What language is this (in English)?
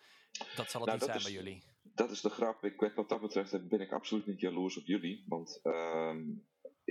Dutch